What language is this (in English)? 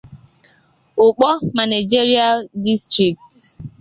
Igbo